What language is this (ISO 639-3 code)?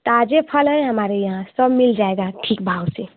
hin